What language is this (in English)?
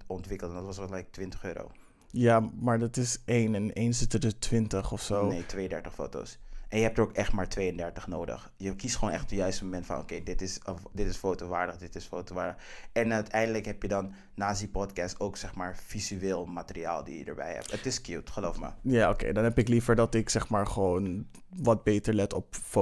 Dutch